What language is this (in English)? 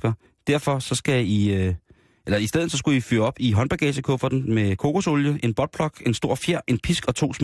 Danish